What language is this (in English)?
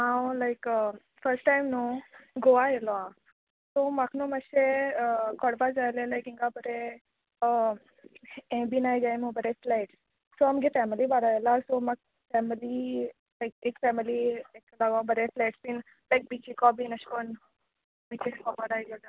Konkani